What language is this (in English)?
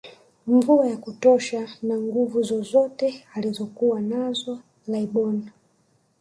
Swahili